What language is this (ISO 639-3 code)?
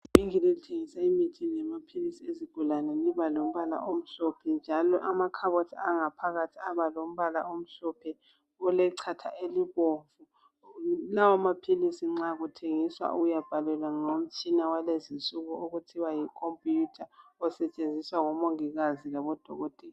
nde